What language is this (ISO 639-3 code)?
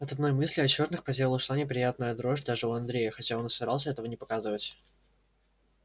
rus